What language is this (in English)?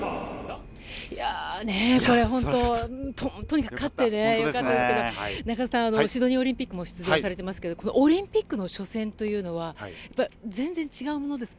Japanese